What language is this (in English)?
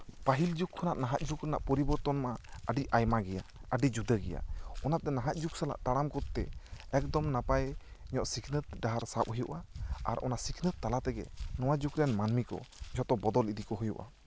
Santali